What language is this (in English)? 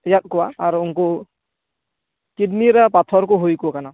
Santali